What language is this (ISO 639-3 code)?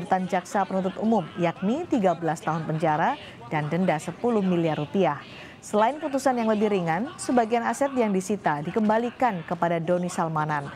ind